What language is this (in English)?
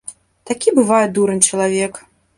Belarusian